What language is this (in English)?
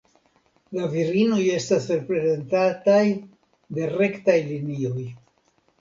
Esperanto